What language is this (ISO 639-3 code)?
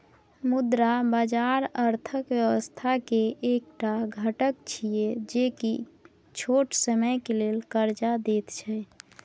mai